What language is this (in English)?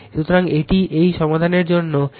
Bangla